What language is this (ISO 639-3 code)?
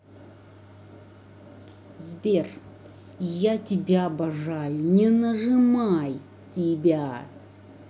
rus